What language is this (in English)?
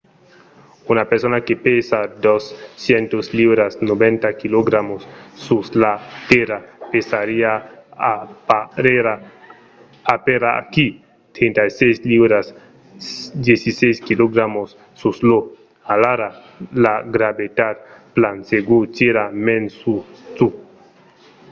Occitan